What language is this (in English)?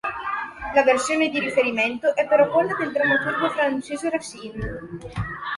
Italian